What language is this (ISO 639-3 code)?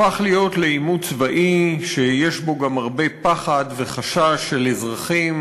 heb